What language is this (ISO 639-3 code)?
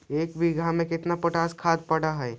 mag